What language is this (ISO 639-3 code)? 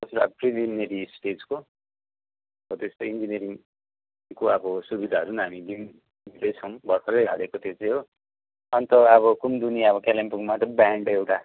nep